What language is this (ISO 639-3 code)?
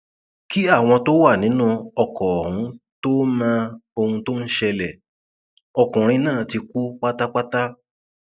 yor